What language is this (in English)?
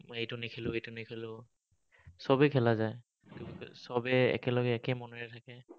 Assamese